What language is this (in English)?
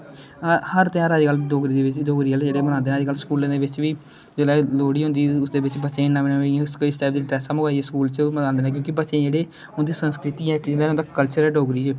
Dogri